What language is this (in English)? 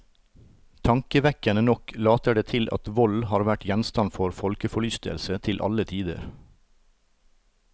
Norwegian